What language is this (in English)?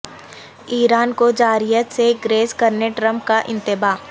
Urdu